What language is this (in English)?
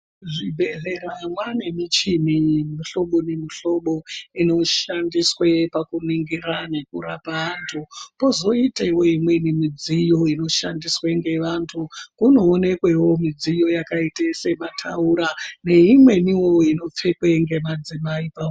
Ndau